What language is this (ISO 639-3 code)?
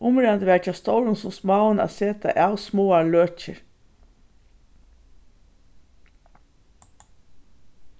fao